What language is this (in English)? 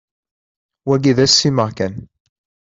Kabyle